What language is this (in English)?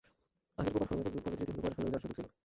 Bangla